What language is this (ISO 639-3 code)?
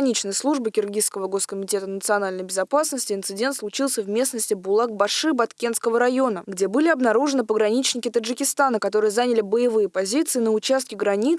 rus